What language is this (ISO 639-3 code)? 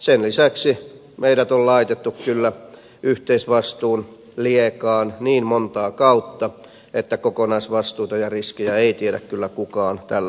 fin